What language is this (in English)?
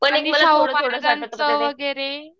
Marathi